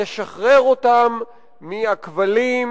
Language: Hebrew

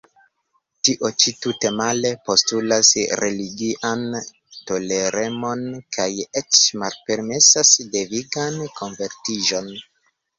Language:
Esperanto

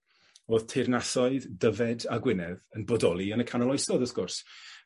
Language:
Welsh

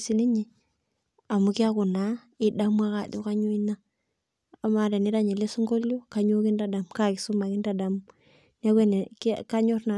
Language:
Masai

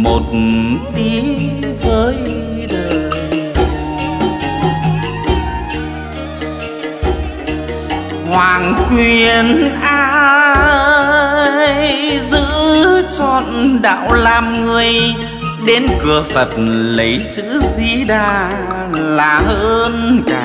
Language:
Vietnamese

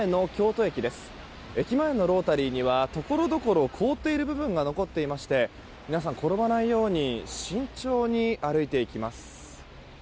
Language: Japanese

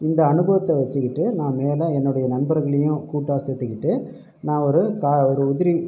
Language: Tamil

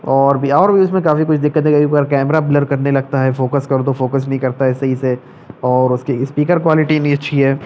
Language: Urdu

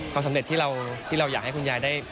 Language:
Thai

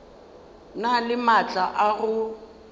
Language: Northern Sotho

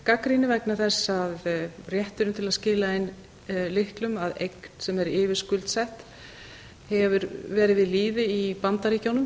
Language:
Icelandic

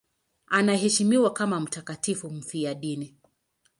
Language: Swahili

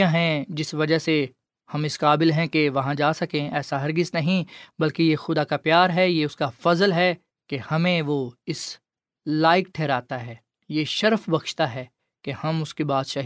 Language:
Urdu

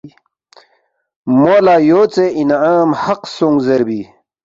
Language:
Balti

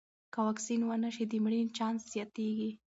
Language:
Pashto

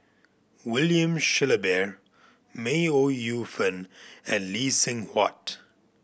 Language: English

